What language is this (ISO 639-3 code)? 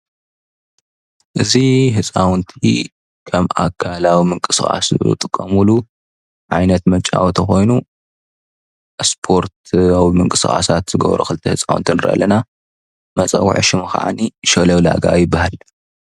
tir